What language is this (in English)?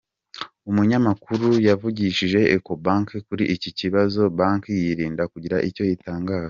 Kinyarwanda